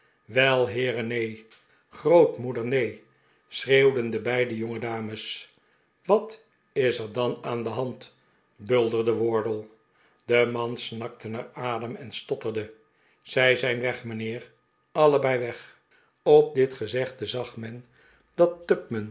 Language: Dutch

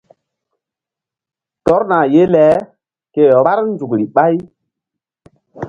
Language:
Mbum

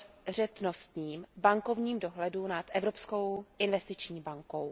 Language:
Czech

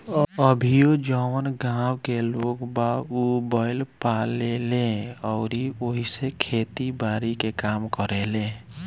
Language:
Bhojpuri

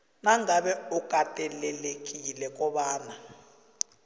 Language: South Ndebele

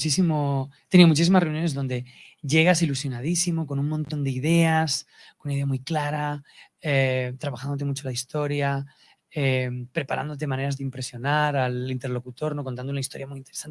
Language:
Spanish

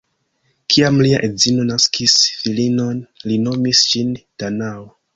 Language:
Esperanto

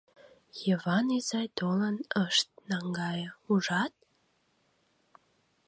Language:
Mari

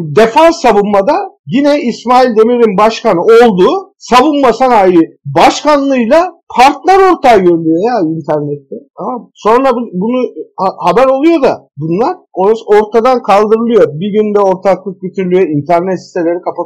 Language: Turkish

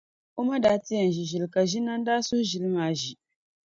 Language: Dagbani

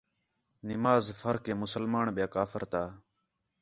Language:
Khetrani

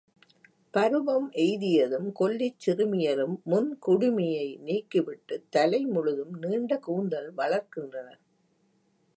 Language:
Tamil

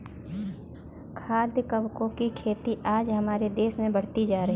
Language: Hindi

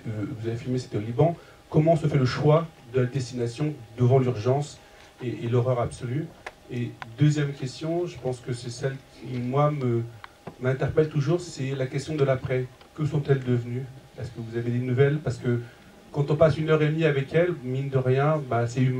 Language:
French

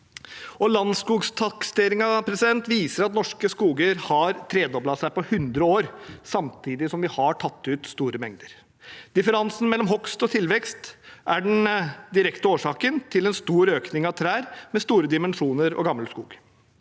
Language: Norwegian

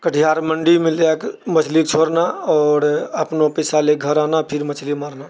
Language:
Maithili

